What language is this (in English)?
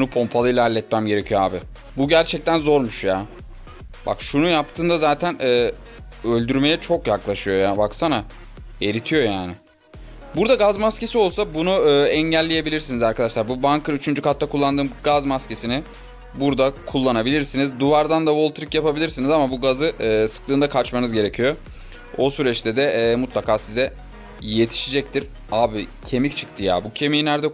Turkish